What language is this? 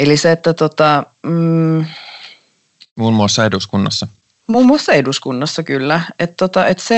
Finnish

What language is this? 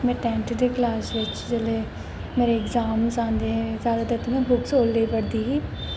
Dogri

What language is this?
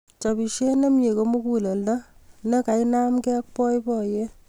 Kalenjin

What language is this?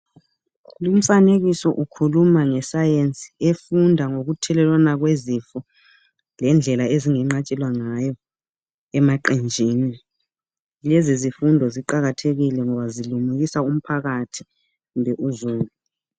North Ndebele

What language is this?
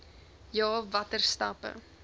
Afrikaans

